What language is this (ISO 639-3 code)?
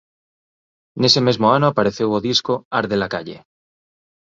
glg